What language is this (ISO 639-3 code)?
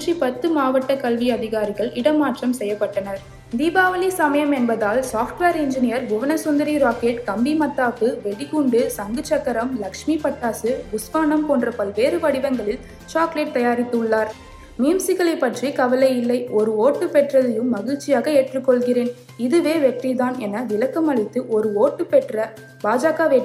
tam